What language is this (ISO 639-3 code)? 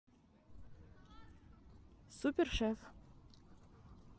rus